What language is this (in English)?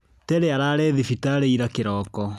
Kikuyu